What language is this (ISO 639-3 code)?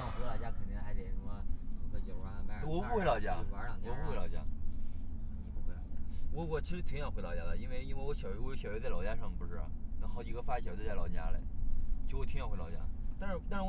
zho